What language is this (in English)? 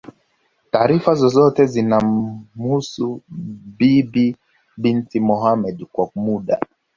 Swahili